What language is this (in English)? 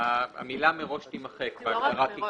Hebrew